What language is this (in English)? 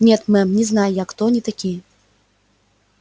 Russian